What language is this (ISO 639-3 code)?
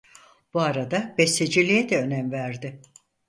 tur